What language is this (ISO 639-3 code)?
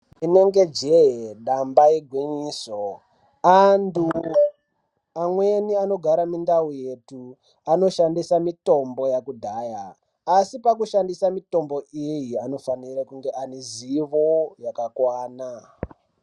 ndc